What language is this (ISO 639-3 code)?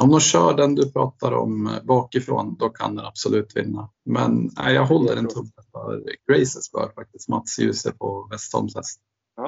swe